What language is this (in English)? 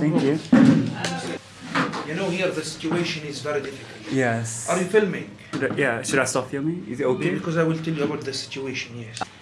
English